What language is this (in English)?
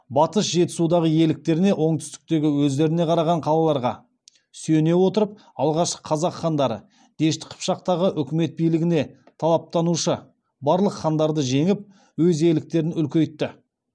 Kazakh